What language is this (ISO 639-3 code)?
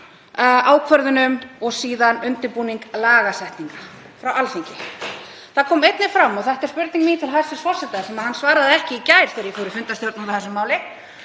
isl